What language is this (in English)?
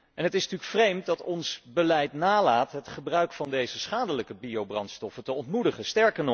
Dutch